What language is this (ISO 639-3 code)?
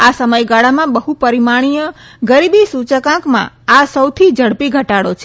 guj